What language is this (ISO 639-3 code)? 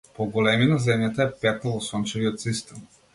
mkd